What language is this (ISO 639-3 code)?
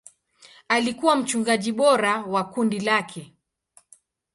swa